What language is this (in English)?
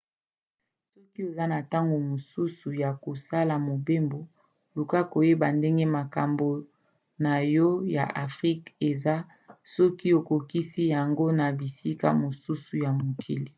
Lingala